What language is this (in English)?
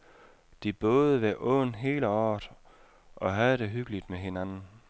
Danish